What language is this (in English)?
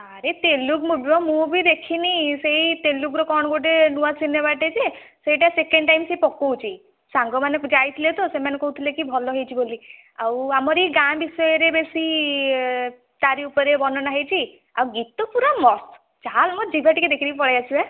Odia